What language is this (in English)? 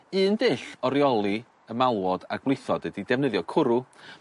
Welsh